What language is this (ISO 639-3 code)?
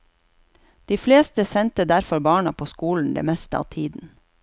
nor